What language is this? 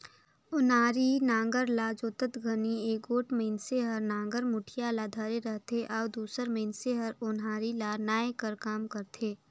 Chhattisgarhi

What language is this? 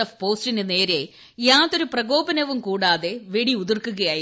Malayalam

